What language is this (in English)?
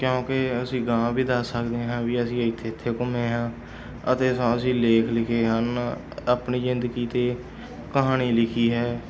Punjabi